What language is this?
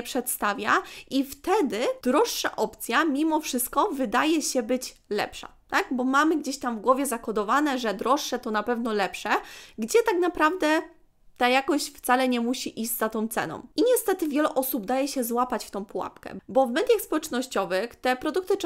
Polish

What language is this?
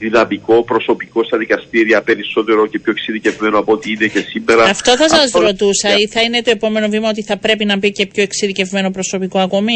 Greek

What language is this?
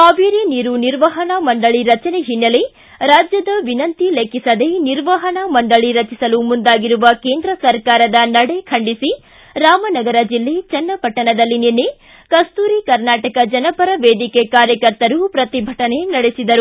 Kannada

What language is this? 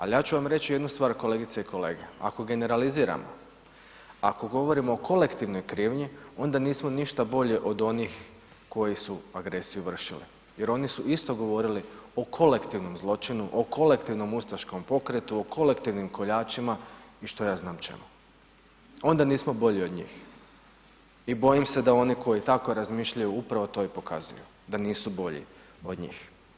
Croatian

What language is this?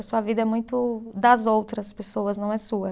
Portuguese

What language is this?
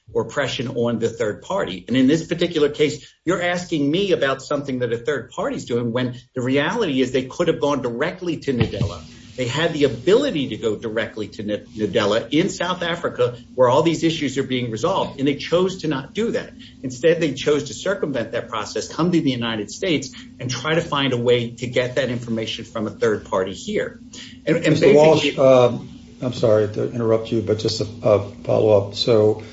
English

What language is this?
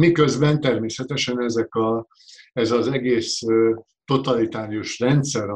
Hungarian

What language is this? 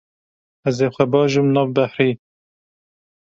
Kurdish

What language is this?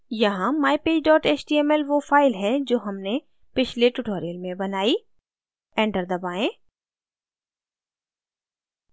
Hindi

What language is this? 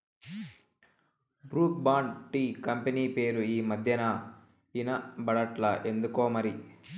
Telugu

